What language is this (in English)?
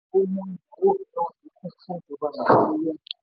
Yoruba